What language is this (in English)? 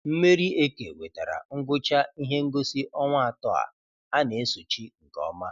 Igbo